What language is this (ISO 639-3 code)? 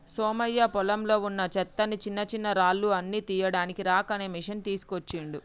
tel